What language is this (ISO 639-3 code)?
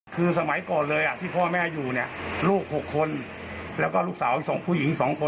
tha